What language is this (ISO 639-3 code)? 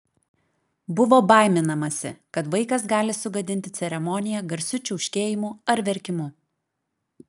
lit